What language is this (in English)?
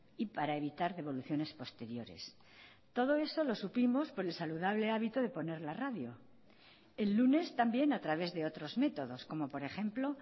Spanish